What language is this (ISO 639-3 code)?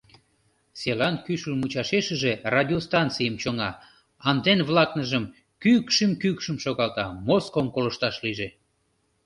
chm